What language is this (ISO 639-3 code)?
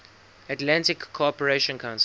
eng